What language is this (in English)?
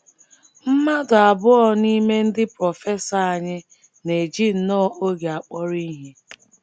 Igbo